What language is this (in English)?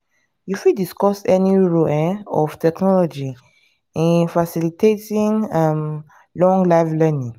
Nigerian Pidgin